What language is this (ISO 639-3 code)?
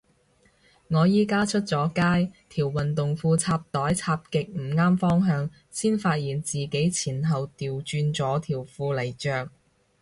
yue